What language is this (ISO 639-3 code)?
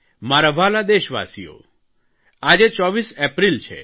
guj